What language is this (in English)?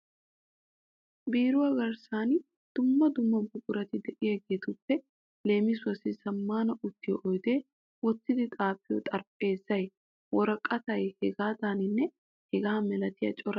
Wolaytta